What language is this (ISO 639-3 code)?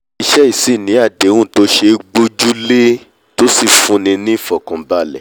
yor